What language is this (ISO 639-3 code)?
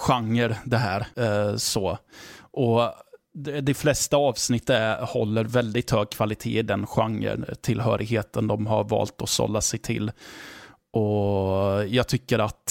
swe